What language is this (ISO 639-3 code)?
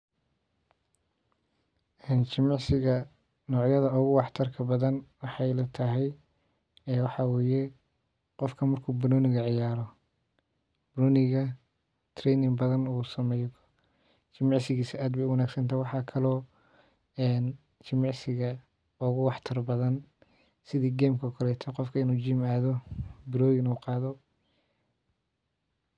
som